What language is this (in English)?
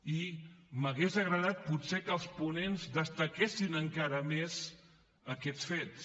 Catalan